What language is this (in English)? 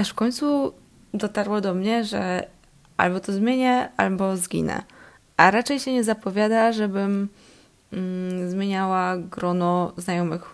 Polish